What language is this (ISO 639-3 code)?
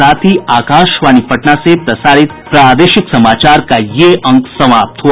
hin